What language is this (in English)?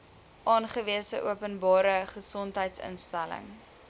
Afrikaans